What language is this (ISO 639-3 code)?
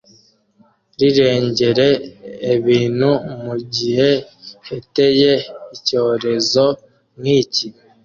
kin